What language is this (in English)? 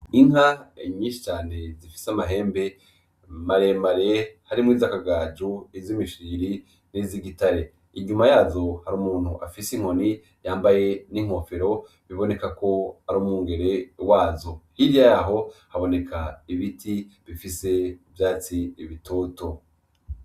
Rundi